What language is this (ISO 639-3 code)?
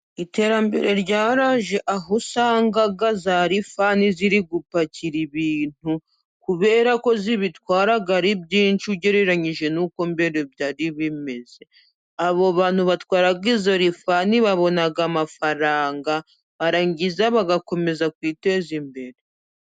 kin